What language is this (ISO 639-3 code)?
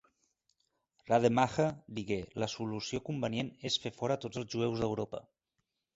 cat